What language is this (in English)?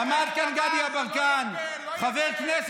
Hebrew